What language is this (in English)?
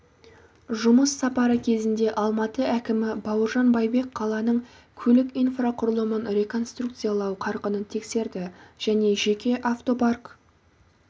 Kazakh